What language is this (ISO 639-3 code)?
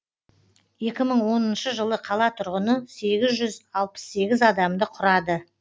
kaz